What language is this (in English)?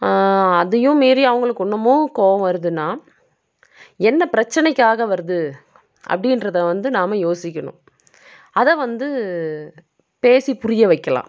Tamil